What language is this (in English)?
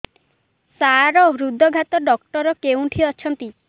Odia